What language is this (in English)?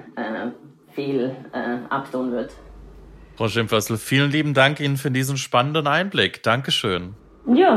German